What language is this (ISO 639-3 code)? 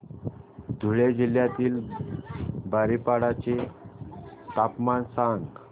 mar